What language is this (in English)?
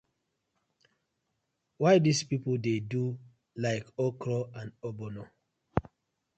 Nigerian Pidgin